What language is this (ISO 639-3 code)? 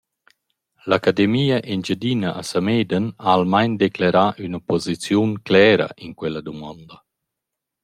roh